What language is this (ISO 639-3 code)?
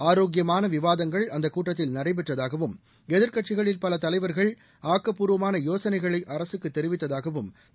tam